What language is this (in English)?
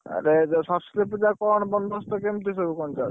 Odia